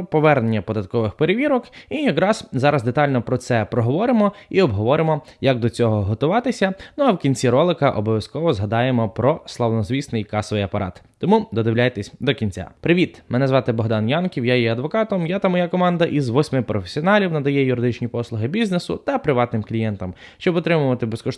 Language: Ukrainian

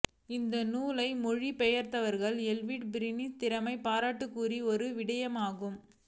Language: Tamil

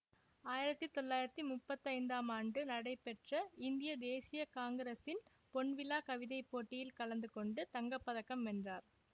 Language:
Tamil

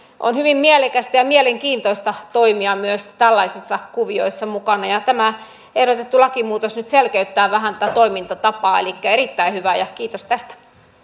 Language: Finnish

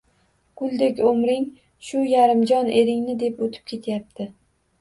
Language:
Uzbek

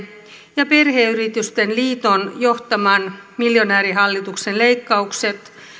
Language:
Finnish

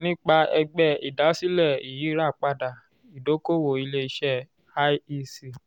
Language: Yoruba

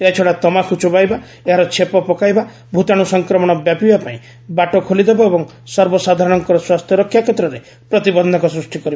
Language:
Odia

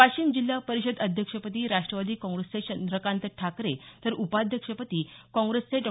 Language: Marathi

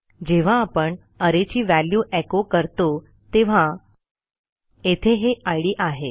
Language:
Marathi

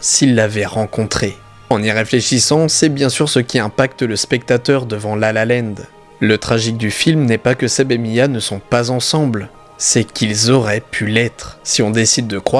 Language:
French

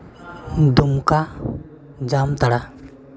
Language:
Santali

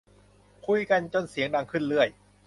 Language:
Thai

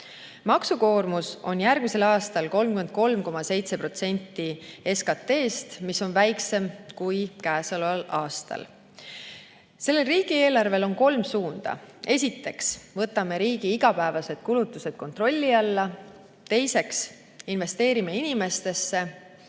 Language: Estonian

